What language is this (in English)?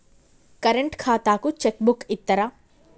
Telugu